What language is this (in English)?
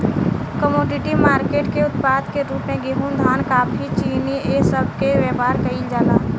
Bhojpuri